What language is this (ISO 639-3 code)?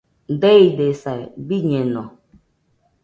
hux